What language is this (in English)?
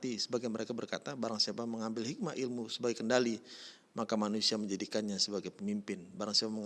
Indonesian